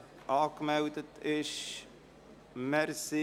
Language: Swiss German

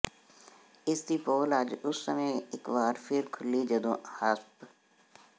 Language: Punjabi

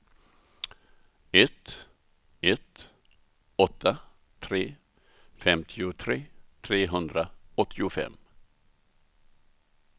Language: Swedish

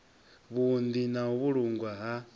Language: Venda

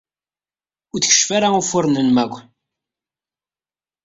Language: Kabyle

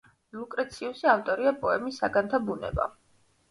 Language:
Georgian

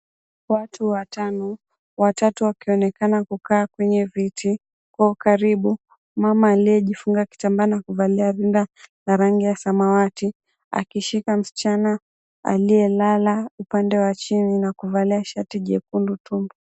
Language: Swahili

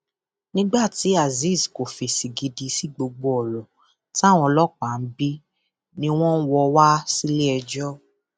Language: Yoruba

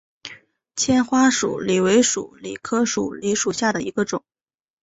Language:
Chinese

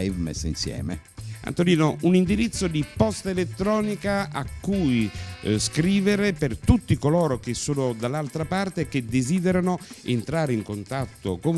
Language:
Italian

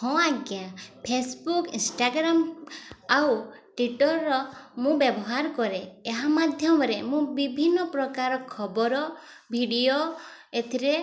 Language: Odia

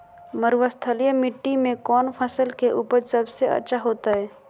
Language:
Magahi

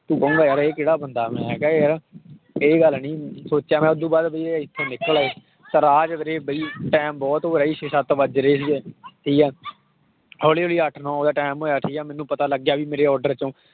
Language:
Punjabi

